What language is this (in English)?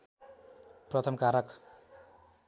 Nepali